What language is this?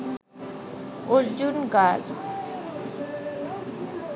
Bangla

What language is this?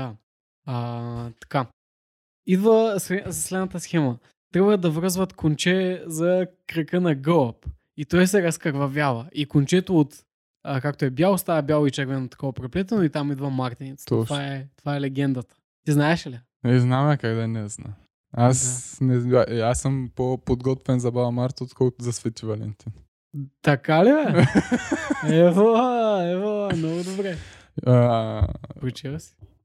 Bulgarian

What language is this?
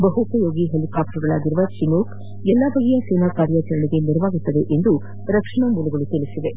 Kannada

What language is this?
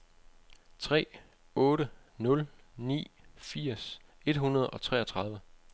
Danish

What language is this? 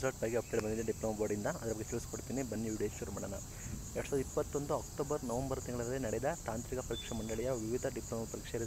French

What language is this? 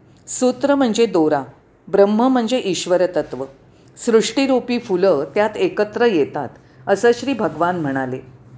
Marathi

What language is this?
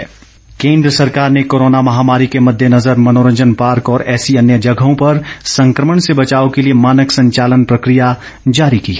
Hindi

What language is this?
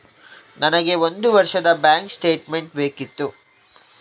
Kannada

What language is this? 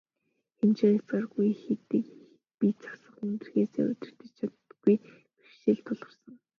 Mongolian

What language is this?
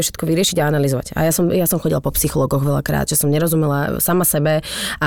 Slovak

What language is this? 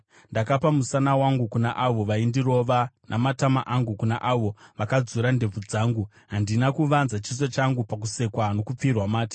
Shona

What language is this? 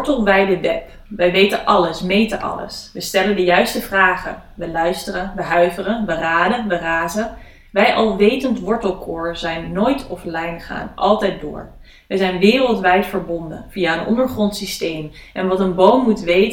Dutch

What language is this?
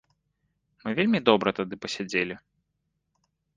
Belarusian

